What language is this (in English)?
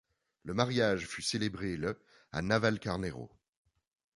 French